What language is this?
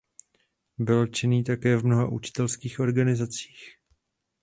Czech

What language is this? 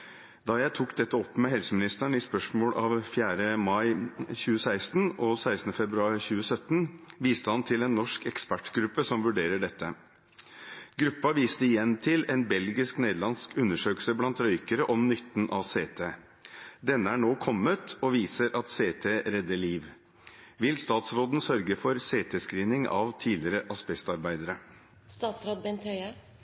Norwegian Bokmål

